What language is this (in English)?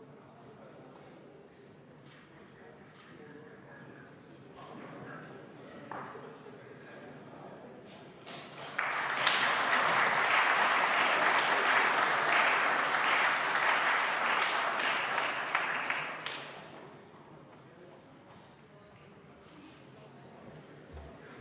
Estonian